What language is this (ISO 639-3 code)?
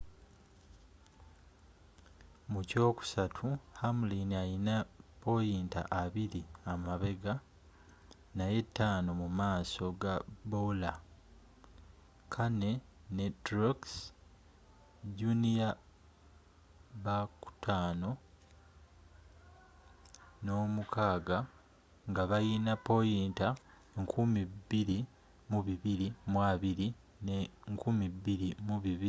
lug